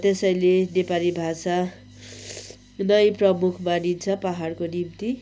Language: Nepali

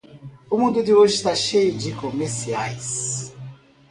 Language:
Portuguese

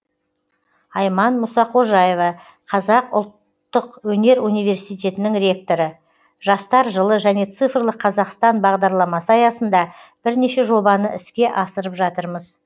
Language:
Kazakh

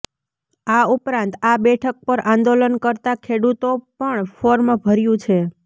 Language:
Gujarati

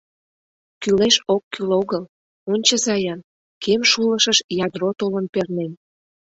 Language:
Mari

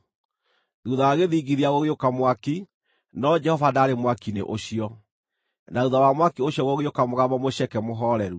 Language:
Kikuyu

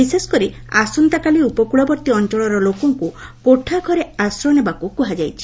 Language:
Odia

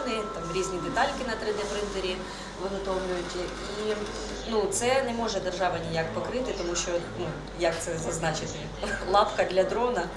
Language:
Ukrainian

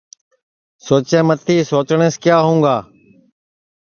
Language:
Sansi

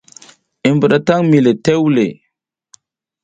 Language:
South Giziga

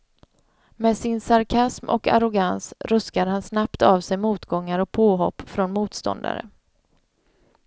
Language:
Swedish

